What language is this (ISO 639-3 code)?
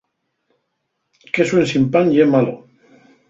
ast